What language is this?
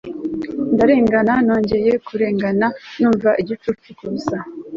Kinyarwanda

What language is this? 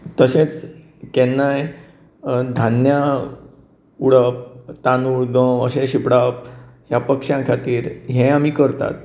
Konkani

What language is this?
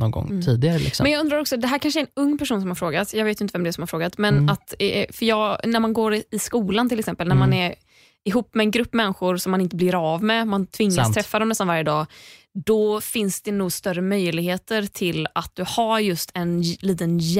Swedish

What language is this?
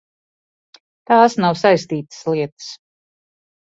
Latvian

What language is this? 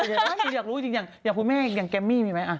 Thai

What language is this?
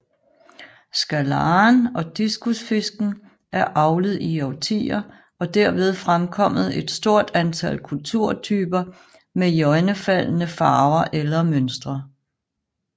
Danish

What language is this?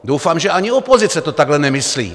Czech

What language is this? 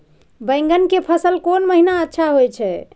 Maithili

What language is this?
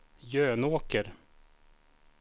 Swedish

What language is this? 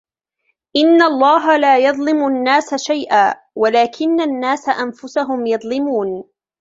Arabic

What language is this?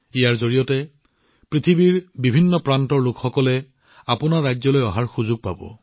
Assamese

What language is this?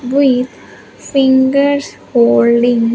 English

